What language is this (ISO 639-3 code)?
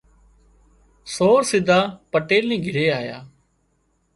kxp